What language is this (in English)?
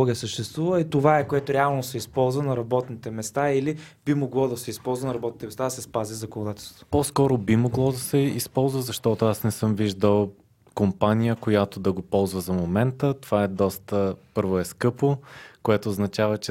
Bulgarian